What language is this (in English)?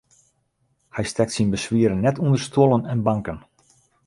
Western Frisian